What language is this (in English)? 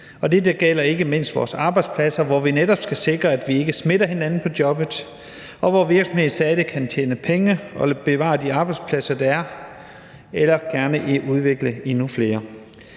Danish